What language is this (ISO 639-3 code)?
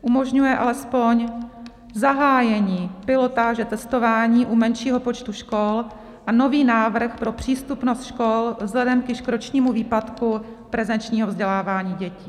ces